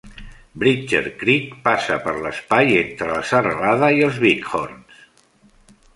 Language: Catalan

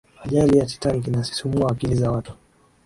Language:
Swahili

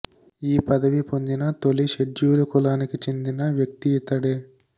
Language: Telugu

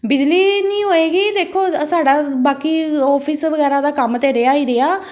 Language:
Punjabi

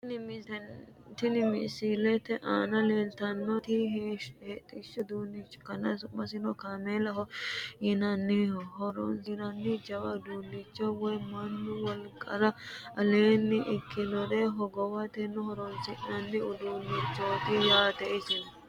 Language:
Sidamo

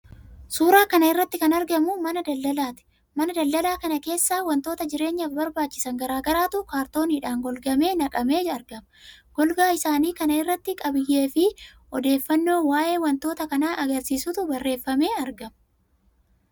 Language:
Oromo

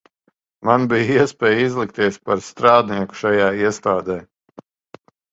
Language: Latvian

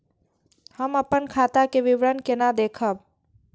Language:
Maithili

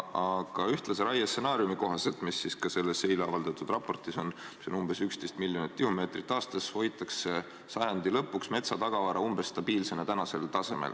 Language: Estonian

